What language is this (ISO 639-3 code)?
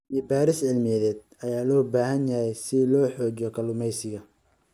som